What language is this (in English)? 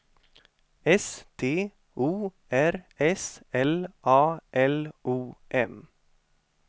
Swedish